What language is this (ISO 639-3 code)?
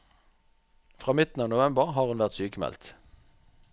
nor